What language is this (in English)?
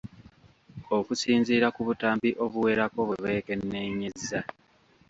Ganda